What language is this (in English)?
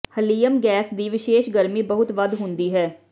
Punjabi